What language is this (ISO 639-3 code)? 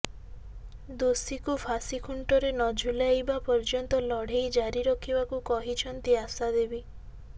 ori